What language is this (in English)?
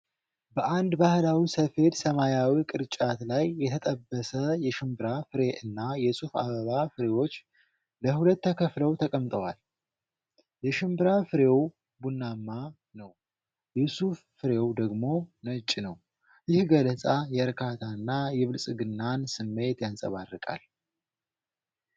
Amharic